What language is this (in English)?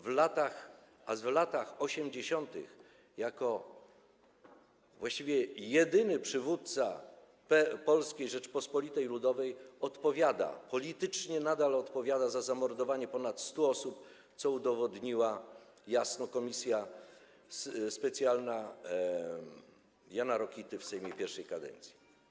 Polish